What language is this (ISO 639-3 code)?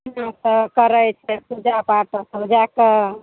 mai